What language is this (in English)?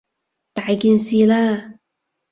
Cantonese